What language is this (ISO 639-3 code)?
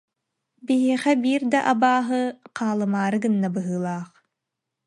sah